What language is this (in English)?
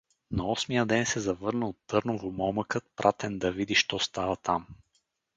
Bulgarian